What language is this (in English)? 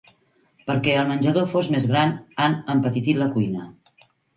Catalan